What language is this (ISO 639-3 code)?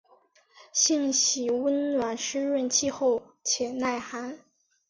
zho